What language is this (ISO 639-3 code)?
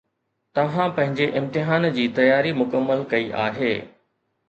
snd